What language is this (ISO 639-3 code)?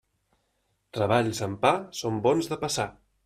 cat